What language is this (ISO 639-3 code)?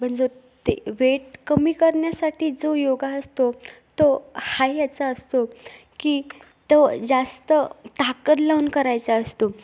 mar